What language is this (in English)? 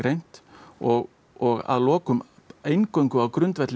Icelandic